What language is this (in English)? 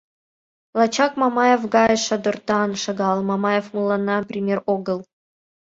Mari